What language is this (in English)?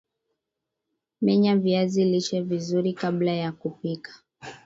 Swahili